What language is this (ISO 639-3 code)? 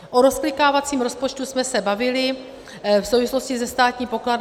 ces